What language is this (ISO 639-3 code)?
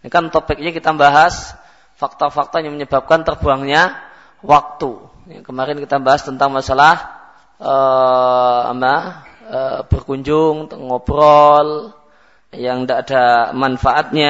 msa